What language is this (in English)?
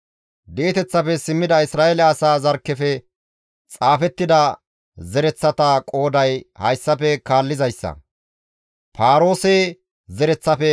Gamo